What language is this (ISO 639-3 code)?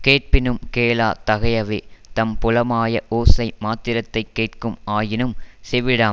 tam